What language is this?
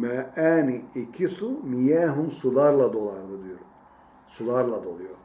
Turkish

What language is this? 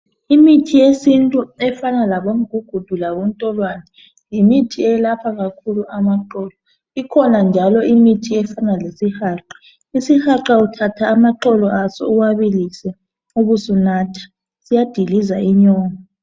North Ndebele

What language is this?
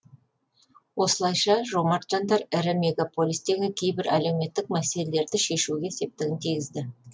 Kazakh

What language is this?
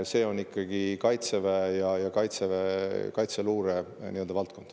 Estonian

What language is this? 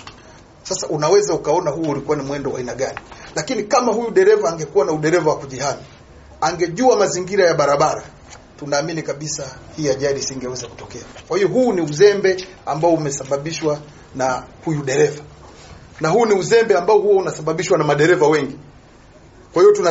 Swahili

